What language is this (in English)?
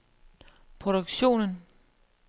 Danish